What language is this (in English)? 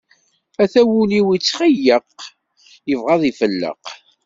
Kabyle